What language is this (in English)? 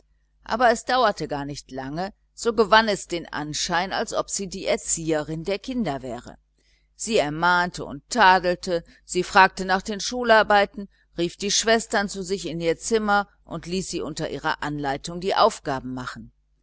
German